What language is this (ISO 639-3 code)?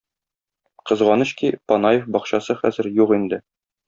tat